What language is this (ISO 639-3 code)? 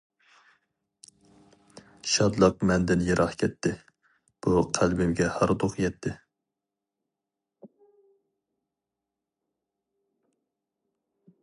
uig